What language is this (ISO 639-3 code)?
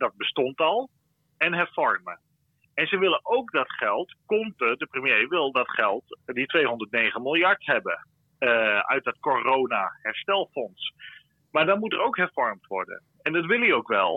nld